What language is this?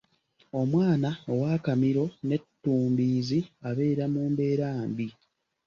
Ganda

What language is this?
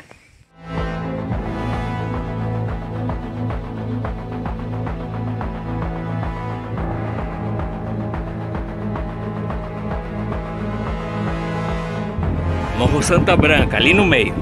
Portuguese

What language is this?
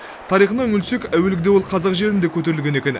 Kazakh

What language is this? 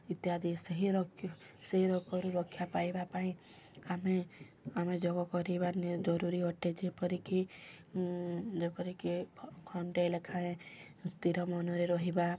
Odia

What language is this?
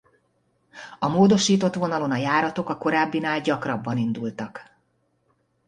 Hungarian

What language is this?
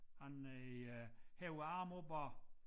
Danish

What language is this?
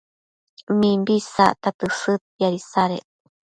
Matsés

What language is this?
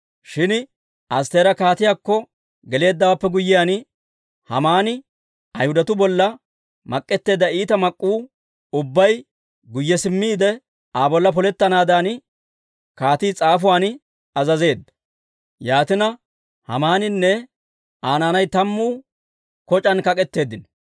Dawro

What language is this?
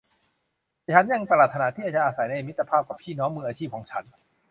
Thai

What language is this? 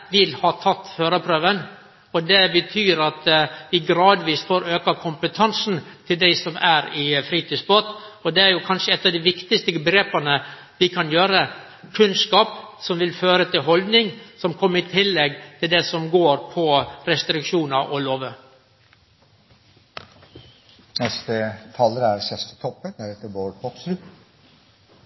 Norwegian Nynorsk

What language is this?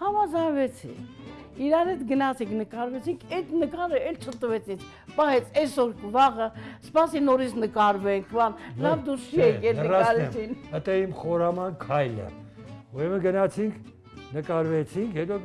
Turkish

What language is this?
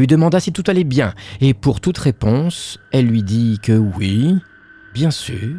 French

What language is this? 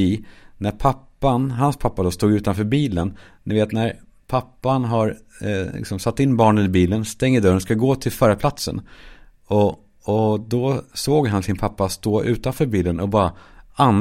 Swedish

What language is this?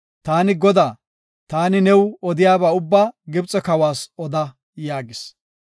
Gofa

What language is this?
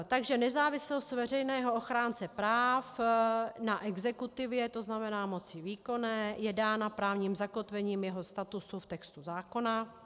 Czech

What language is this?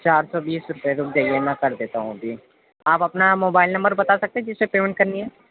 Urdu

